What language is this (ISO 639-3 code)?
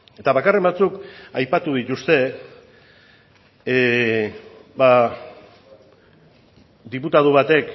eus